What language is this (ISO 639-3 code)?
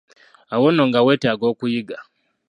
lug